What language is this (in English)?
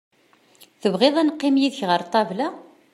Kabyle